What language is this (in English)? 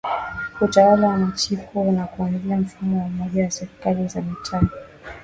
Swahili